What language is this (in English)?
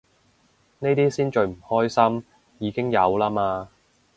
Cantonese